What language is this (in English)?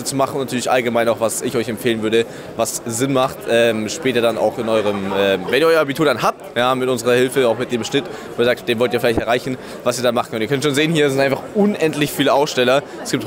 German